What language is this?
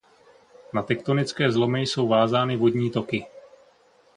Czech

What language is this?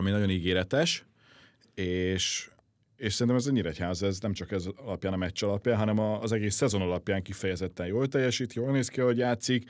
Hungarian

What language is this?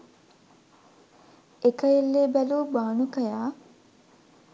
Sinhala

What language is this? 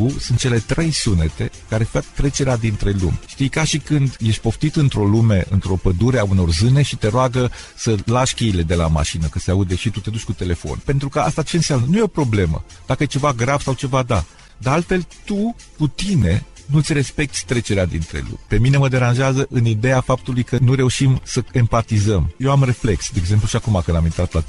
Romanian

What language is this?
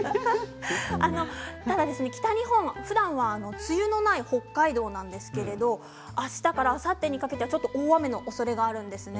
Japanese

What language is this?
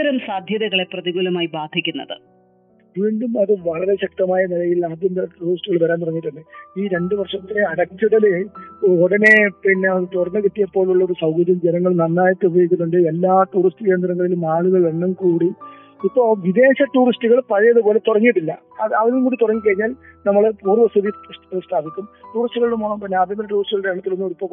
Malayalam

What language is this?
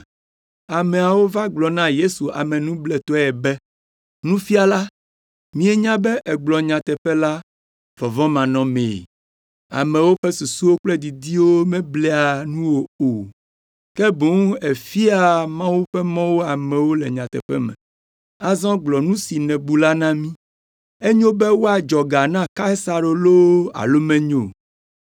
Ewe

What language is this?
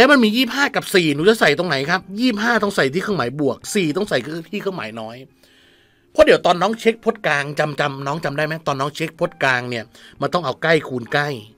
Thai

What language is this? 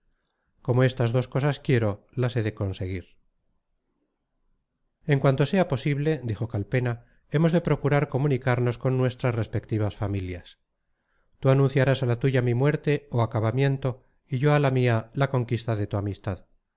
Spanish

